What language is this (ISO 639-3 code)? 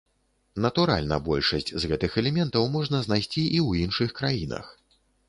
bel